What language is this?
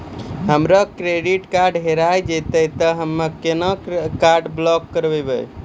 Maithili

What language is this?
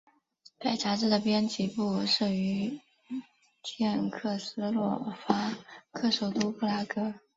Chinese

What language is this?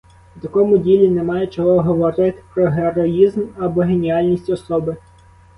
Ukrainian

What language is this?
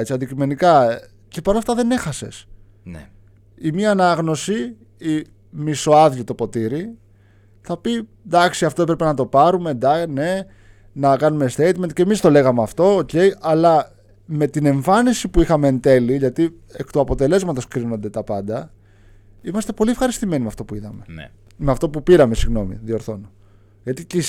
Greek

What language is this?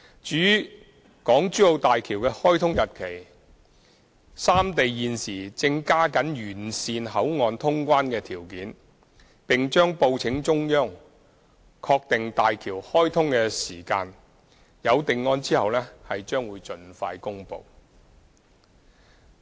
Cantonese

